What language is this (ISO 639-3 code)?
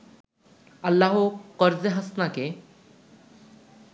ben